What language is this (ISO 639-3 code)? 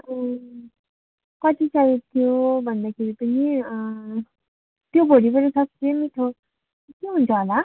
nep